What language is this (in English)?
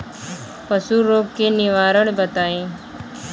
Bhojpuri